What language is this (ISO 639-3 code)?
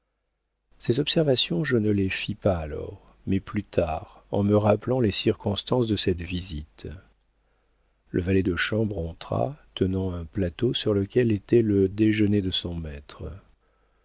fra